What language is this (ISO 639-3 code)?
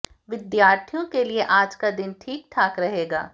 hin